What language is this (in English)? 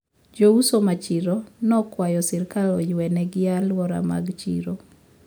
Luo (Kenya and Tanzania)